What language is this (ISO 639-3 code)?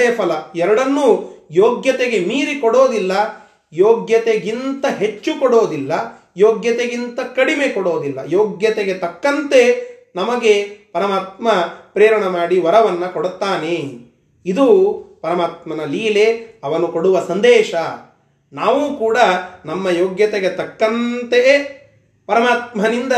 kan